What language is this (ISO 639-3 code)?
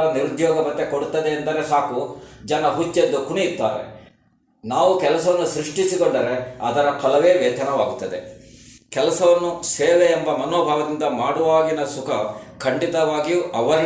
kan